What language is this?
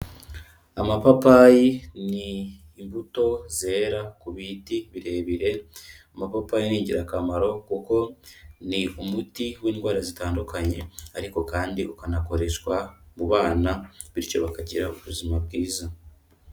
Kinyarwanda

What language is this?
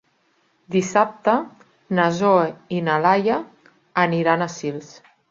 Catalan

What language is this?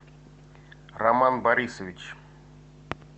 Russian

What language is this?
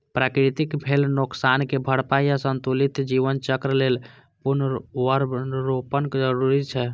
Maithili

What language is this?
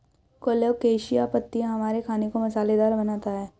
Hindi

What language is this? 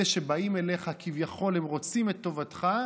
Hebrew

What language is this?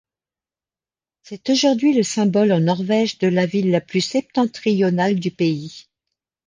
French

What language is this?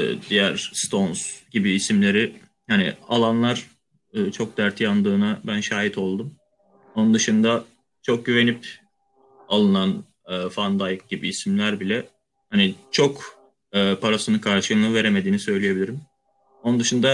Turkish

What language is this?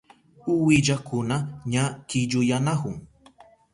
Southern Pastaza Quechua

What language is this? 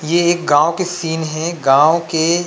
Chhattisgarhi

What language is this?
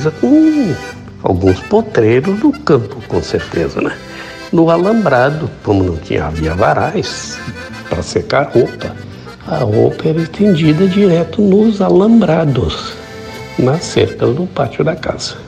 Portuguese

